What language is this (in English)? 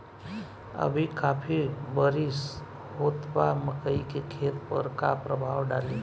Bhojpuri